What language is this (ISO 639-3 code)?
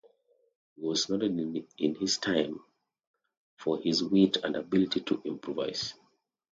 eng